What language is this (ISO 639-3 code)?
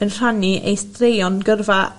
cym